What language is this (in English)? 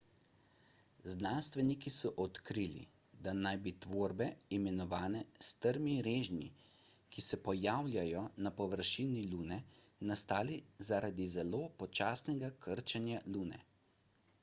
Slovenian